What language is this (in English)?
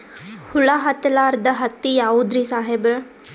Kannada